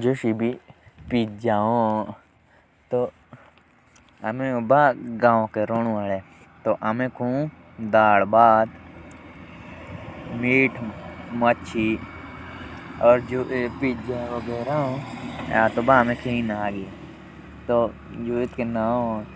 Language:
Jaunsari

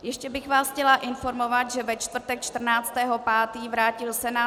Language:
Czech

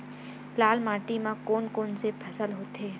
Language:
Chhattisgarhi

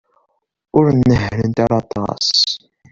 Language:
Kabyle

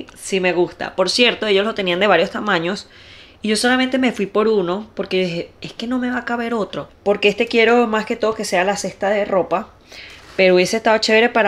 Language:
Spanish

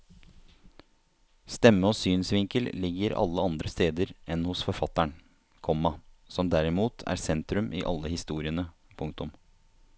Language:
Norwegian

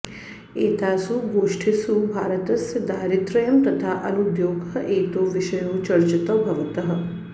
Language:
Sanskrit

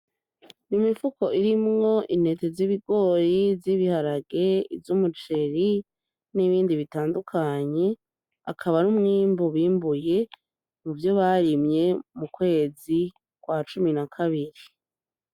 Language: Rundi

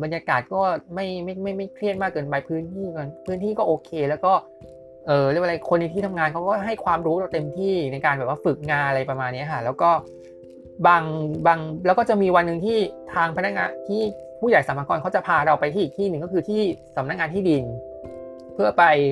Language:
Thai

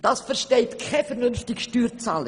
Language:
Swiss German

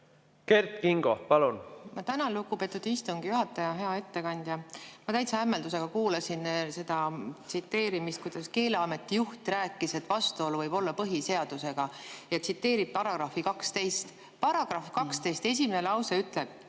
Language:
Estonian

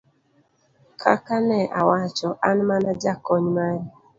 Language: Luo (Kenya and Tanzania)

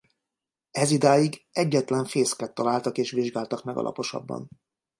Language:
Hungarian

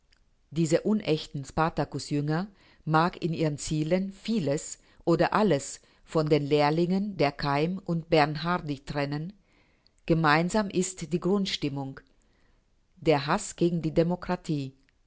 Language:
German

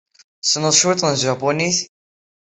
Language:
Kabyle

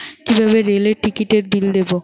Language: Bangla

